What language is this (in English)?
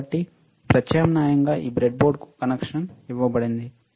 Telugu